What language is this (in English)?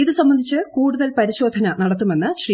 Malayalam